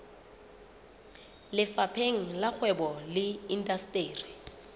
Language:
Southern Sotho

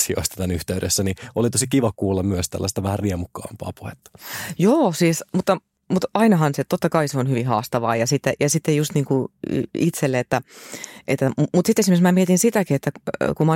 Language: Finnish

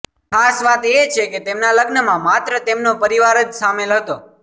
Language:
Gujarati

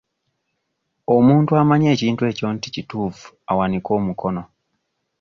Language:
Ganda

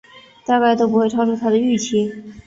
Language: Chinese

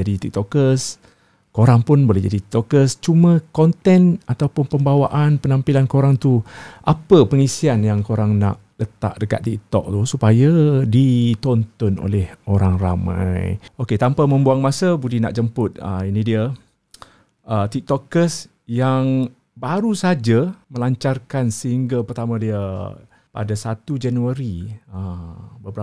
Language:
Malay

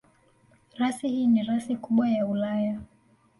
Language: Swahili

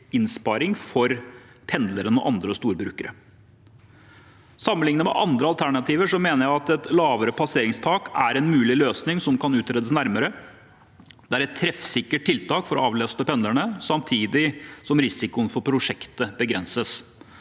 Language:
Norwegian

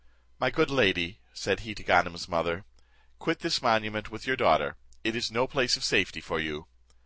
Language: English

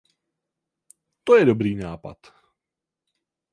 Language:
Czech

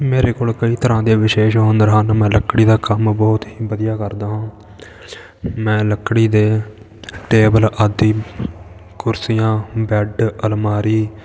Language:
Punjabi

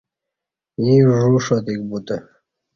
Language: Kati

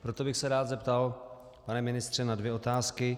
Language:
Czech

